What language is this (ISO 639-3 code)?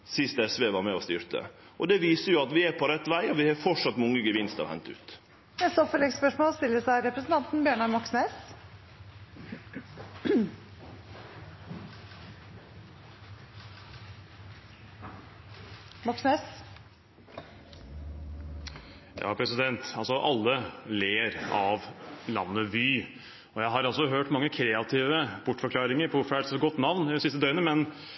nor